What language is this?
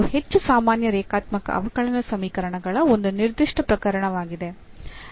Kannada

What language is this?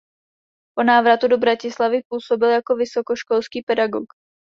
Czech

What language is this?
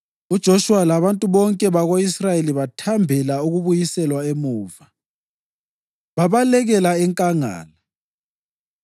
North Ndebele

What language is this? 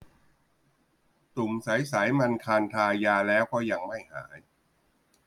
Thai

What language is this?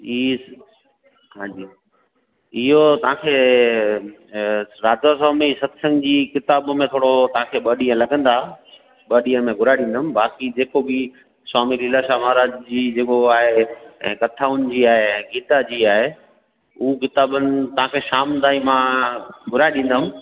Sindhi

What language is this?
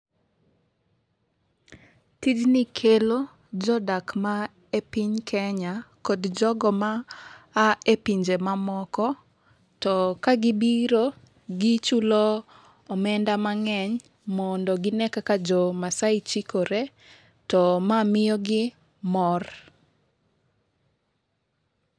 Luo (Kenya and Tanzania)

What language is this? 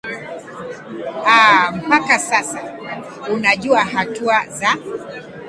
Swahili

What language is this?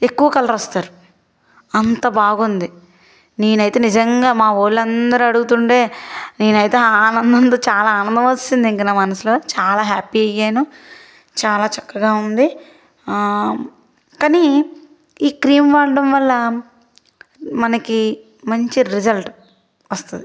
Telugu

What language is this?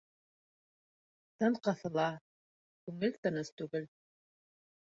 Bashkir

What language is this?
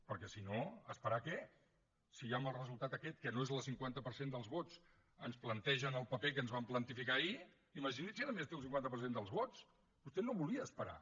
Catalan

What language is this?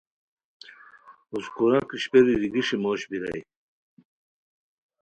Khowar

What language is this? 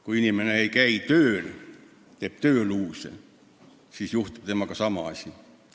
Estonian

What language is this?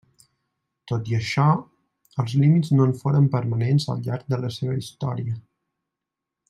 Catalan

